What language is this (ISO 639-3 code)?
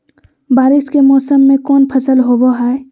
mag